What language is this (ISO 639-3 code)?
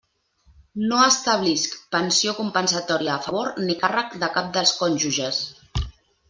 cat